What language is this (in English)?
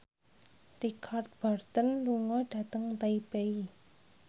Javanese